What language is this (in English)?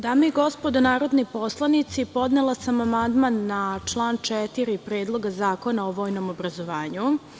Serbian